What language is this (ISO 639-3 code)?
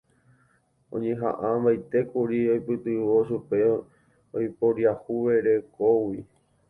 grn